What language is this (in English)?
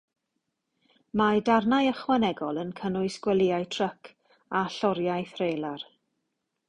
Welsh